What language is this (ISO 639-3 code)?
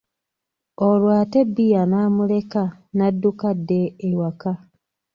lug